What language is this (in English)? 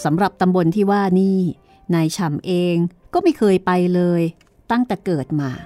Thai